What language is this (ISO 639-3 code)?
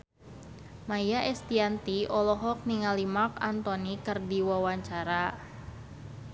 sun